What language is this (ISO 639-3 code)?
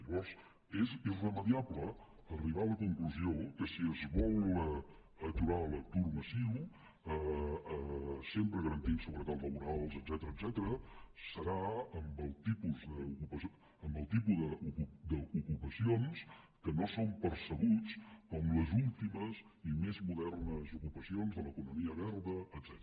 cat